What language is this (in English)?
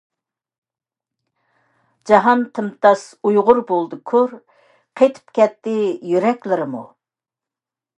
Uyghur